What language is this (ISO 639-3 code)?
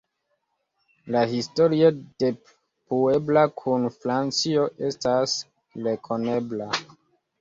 epo